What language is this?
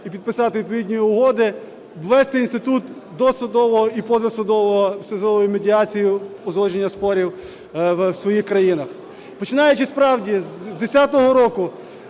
Ukrainian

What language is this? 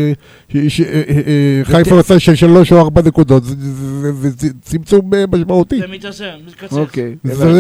Hebrew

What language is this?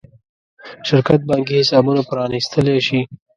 Pashto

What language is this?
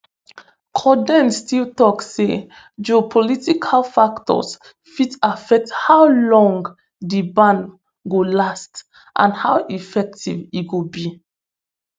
Nigerian Pidgin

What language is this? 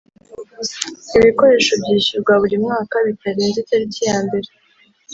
Kinyarwanda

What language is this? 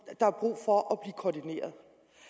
Danish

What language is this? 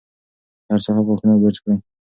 Pashto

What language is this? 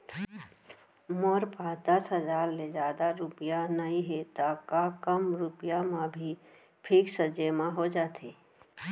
Chhattisgarhi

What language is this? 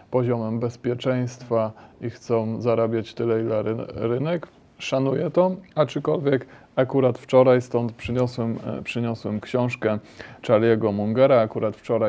Polish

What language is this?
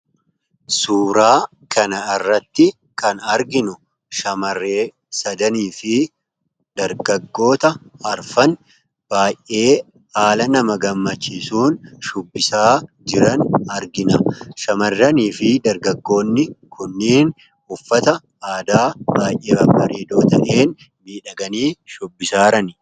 Oromo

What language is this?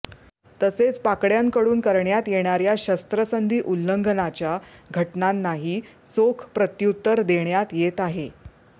Marathi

